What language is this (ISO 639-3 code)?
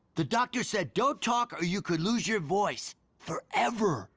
eng